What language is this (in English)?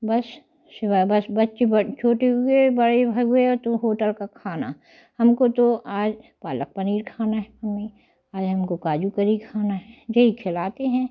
Hindi